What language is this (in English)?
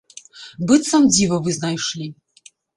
Belarusian